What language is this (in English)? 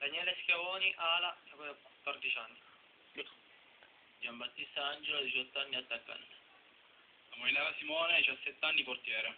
Italian